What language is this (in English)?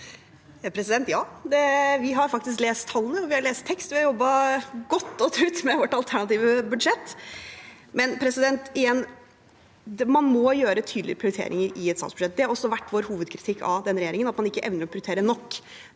Norwegian